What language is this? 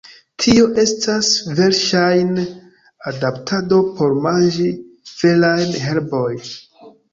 Esperanto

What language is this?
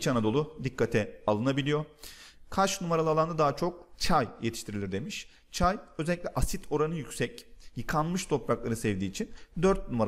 Turkish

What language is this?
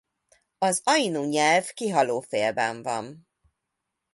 Hungarian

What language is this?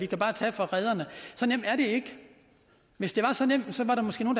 Danish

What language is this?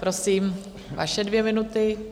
Czech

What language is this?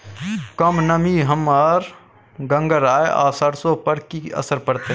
Maithili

